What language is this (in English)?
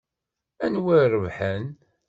Kabyle